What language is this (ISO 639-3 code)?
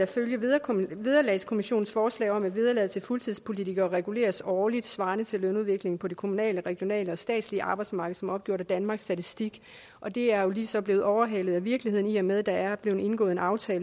dan